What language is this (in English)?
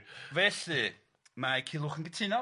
Welsh